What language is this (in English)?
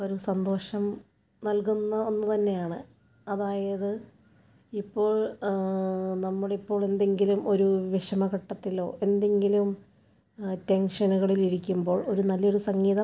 Malayalam